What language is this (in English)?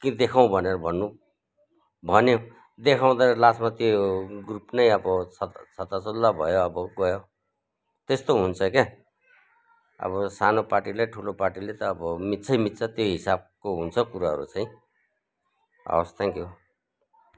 Nepali